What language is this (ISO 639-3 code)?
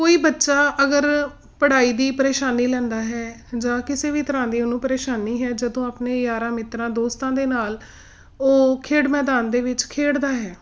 pan